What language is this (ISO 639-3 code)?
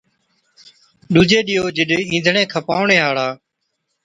odk